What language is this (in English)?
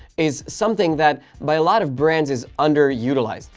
English